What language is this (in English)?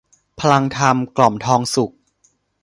Thai